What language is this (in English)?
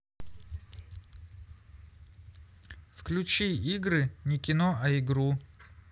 Russian